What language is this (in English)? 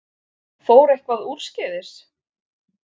Icelandic